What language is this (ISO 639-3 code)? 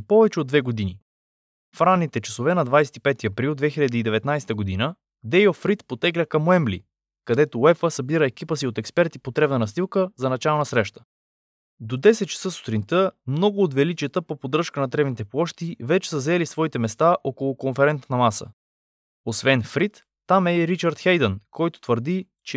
bul